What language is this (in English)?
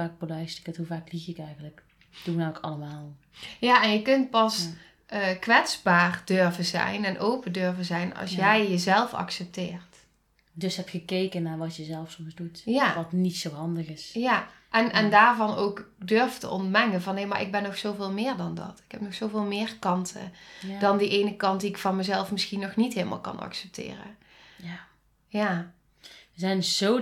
Dutch